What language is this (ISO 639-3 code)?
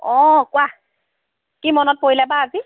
asm